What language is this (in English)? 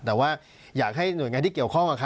Thai